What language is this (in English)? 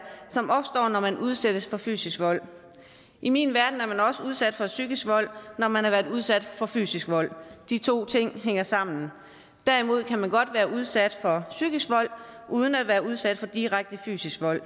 Danish